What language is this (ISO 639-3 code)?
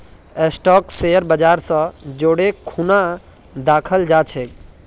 mag